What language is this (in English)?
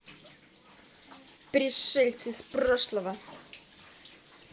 Russian